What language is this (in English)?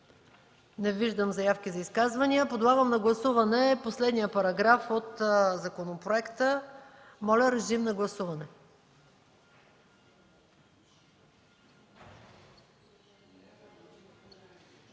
Bulgarian